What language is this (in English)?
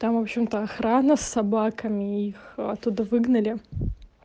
Russian